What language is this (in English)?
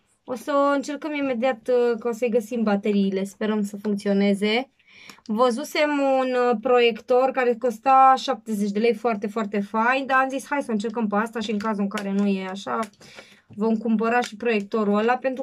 Romanian